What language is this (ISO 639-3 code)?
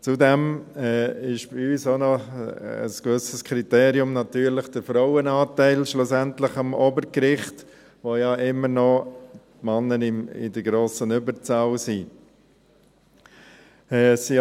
gsw